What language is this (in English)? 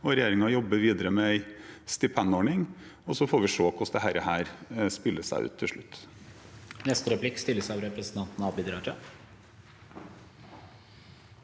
Norwegian